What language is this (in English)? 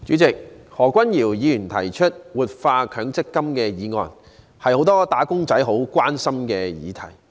Cantonese